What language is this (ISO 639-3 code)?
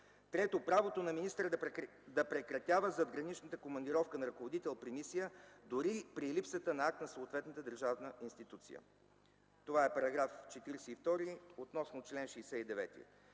bul